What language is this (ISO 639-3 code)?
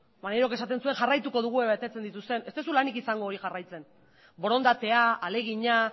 eus